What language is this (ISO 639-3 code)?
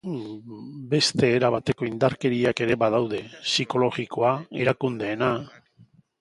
eus